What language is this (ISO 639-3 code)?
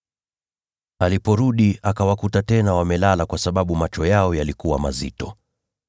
swa